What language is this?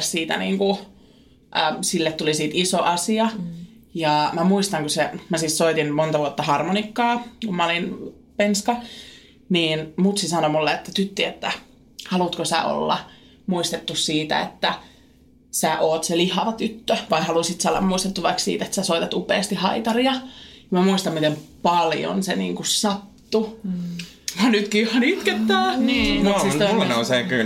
Finnish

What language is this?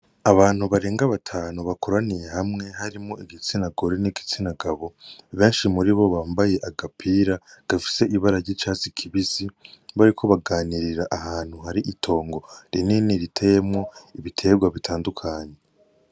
Rundi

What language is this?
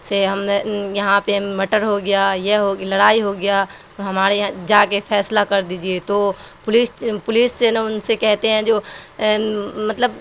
Urdu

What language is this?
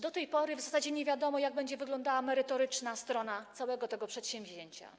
Polish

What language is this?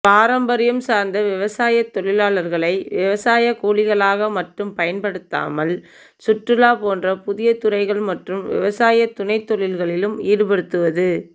Tamil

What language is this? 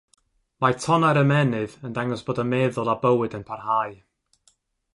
Welsh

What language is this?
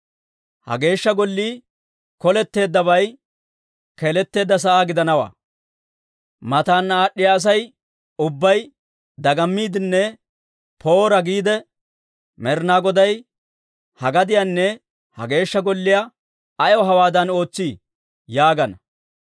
Dawro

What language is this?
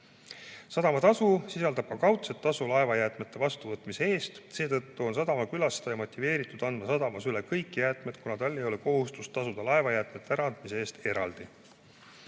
Estonian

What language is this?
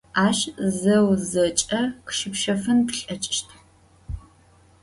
Adyghe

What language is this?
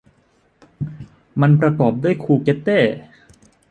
Thai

